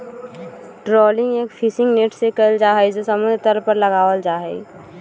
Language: Magahi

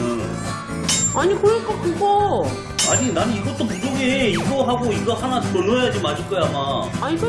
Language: Korean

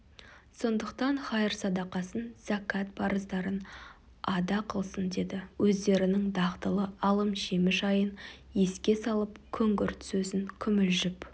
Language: Kazakh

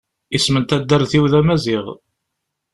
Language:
Kabyle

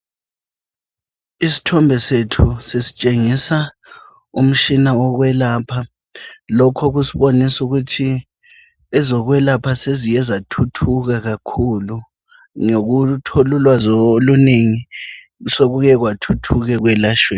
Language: North Ndebele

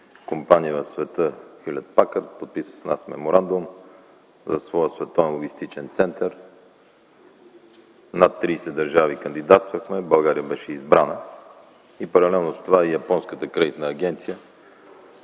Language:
Bulgarian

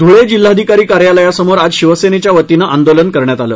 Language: Marathi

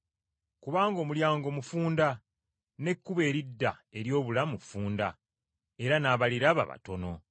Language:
Ganda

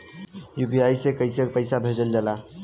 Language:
Bhojpuri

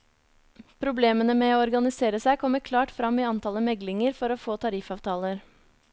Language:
Norwegian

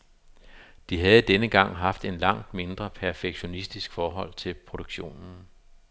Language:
Danish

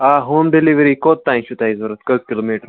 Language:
Kashmiri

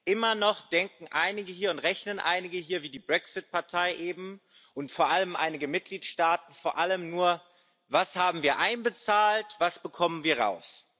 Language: German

